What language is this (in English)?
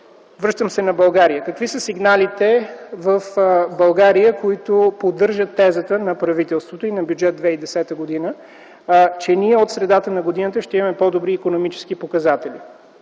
Bulgarian